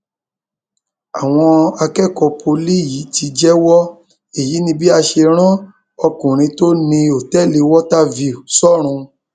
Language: Yoruba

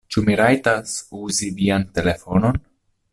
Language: Esperanto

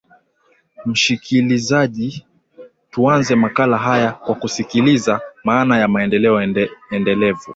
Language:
Swahili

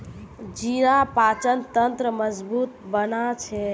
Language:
Magahi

